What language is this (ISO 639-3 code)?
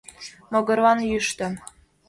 chm